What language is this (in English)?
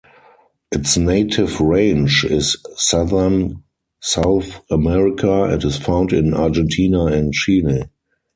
English